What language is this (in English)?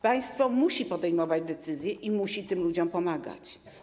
Polish